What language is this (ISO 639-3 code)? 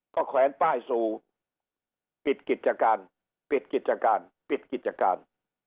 tha